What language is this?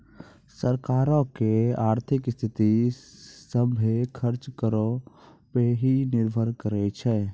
Maithili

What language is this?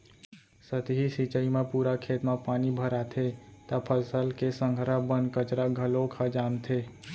Chhattisgarhi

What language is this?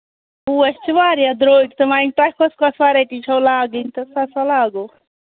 Kashmiri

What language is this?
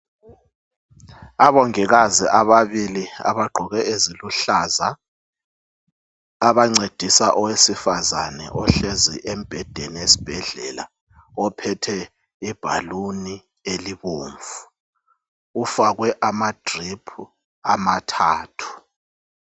North Ndebele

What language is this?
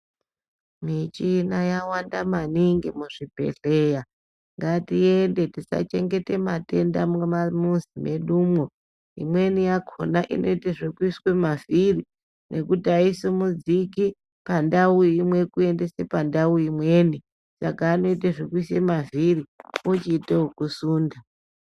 Ndau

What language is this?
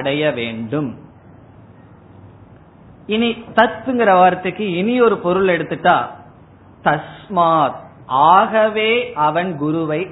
Tamil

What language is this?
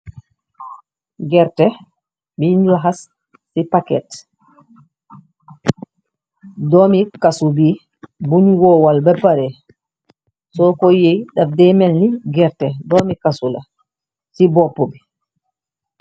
Wolof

